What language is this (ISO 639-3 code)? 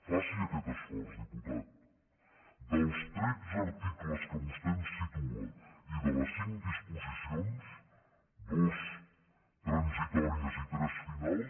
cat